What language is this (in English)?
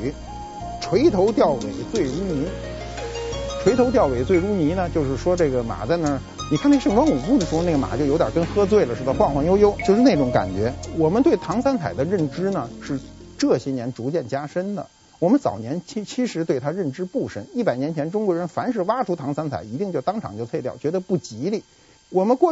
Chinese